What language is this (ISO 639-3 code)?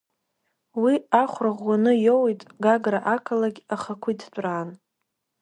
abk